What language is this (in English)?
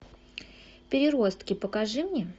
Russian